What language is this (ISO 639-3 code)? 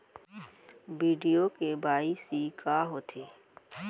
hne